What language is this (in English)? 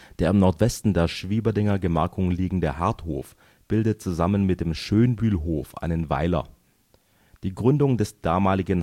German